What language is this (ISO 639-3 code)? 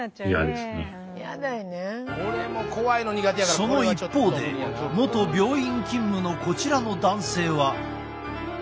jpn